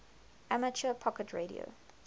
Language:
English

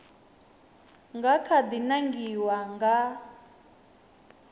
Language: Venda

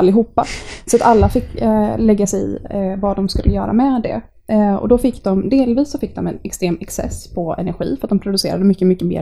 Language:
Swedish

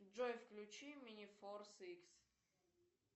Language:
Russian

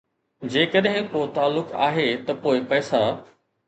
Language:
Sindhi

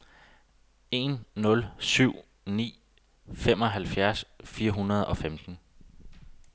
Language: Danish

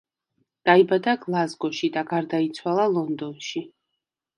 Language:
Georgian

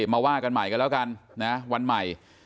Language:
Thai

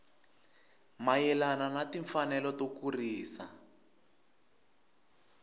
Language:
Tsonga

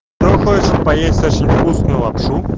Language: Russian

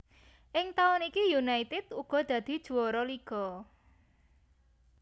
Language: Javanese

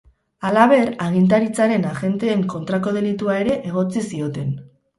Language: Basque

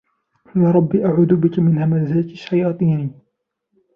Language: Arabic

